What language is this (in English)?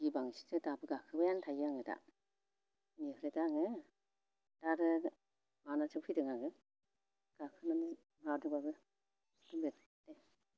Bodo